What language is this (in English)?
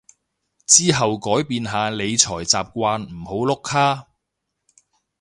Cantonese